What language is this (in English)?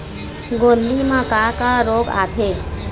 Chhattisgarhi